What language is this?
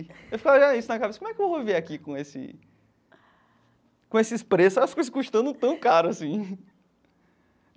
Portuguese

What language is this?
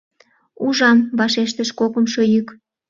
Mari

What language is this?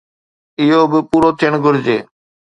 Sindhi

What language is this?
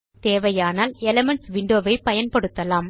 Tamil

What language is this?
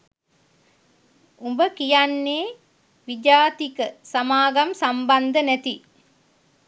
Sinhala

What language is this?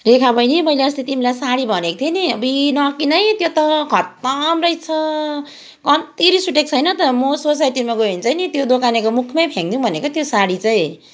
Nepali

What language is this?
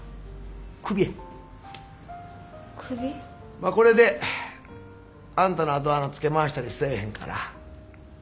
Japanese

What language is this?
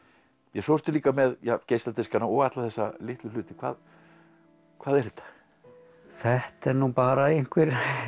Icelandic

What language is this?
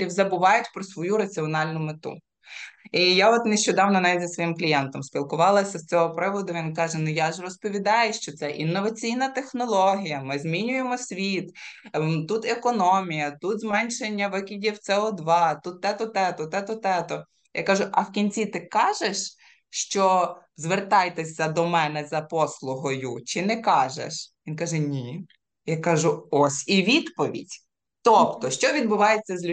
Ukrainian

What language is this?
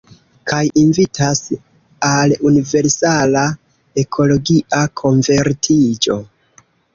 Esperanto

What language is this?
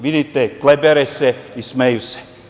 Serbian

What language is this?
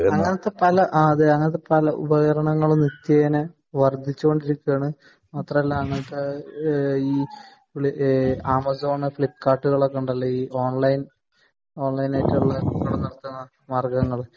Malayalam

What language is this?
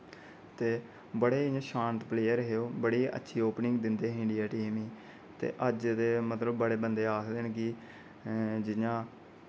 Dogri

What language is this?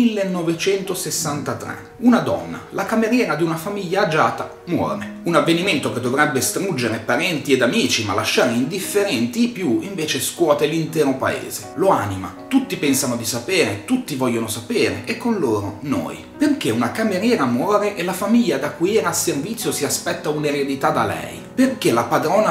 Italian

